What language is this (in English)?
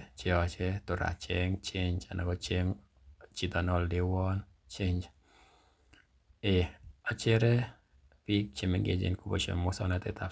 Kalenjin